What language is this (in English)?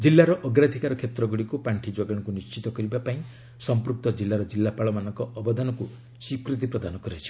Odia